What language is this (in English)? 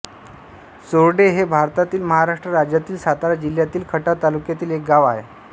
Marathi